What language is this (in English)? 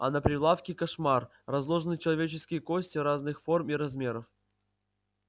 Russian